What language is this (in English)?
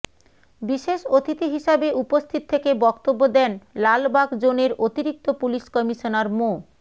Bangla